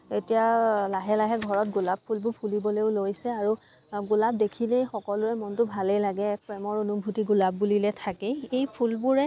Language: Assamese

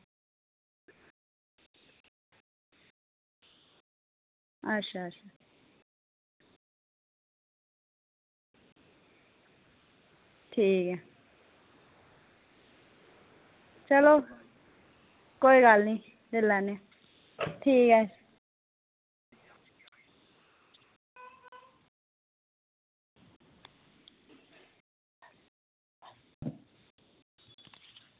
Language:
Dogri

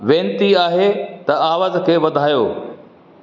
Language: Sindhi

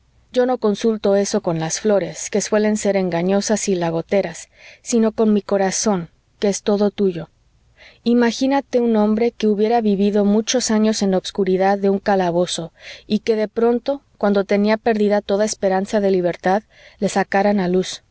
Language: Spanish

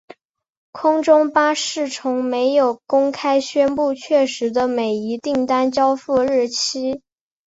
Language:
Chinese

